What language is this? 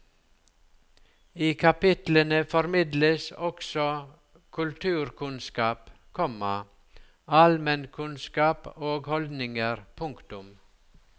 Norwegian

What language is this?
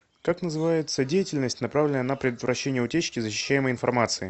Russian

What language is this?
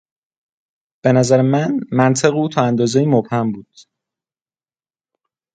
Persian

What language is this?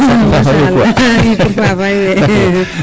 Serer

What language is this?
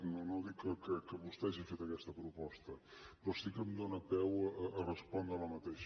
Catalan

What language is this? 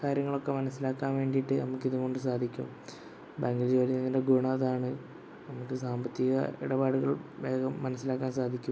Malayalam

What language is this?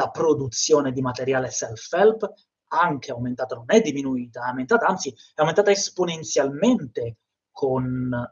Italian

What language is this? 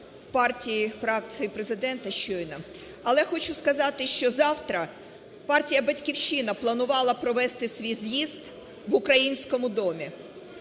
Ukrainian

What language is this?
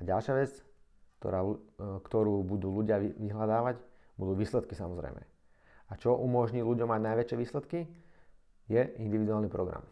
Slovak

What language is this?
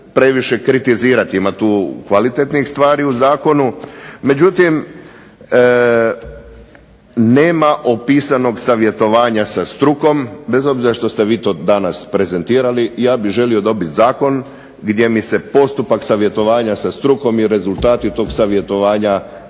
Croatian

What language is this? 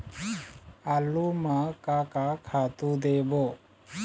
Chhattisgarhi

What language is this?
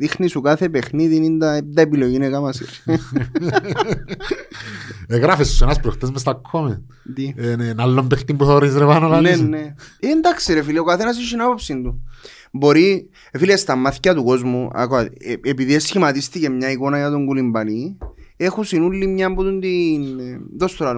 Greek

